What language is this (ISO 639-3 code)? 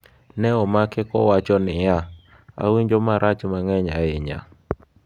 luo